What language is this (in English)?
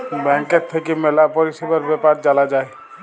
Bangla